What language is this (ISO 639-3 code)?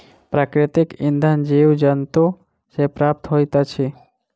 mai